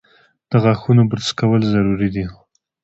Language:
Pashto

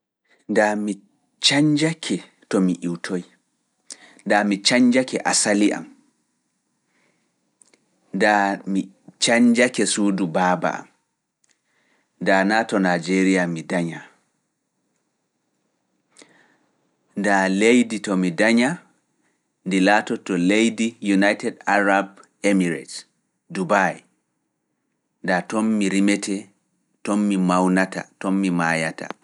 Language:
Fula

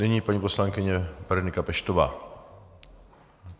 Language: Czech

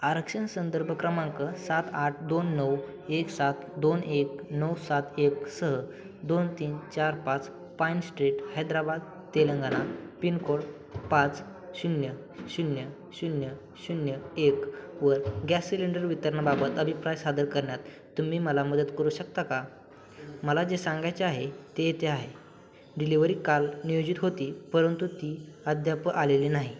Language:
Marathi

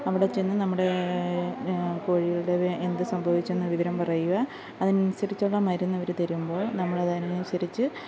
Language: Malayalam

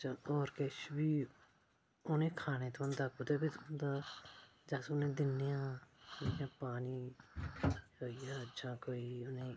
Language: Dogri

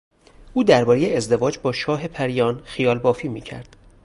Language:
Persian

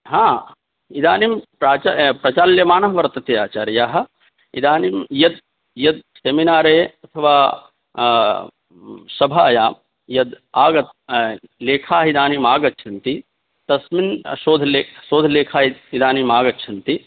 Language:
Sanskrit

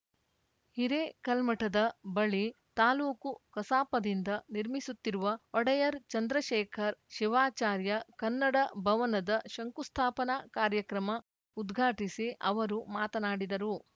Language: Kannada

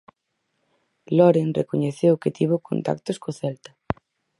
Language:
Galician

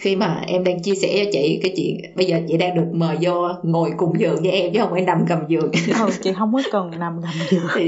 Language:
Vietnamese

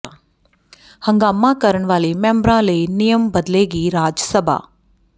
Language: Punjabi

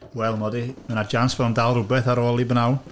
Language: Welsh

